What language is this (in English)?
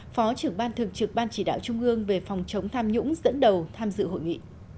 Vietnamese